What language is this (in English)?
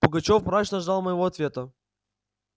Russian